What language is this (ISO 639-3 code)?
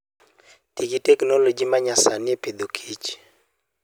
luo